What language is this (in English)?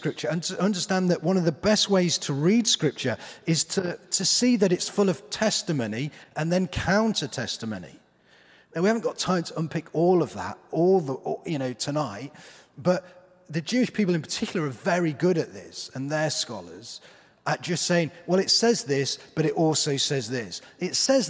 English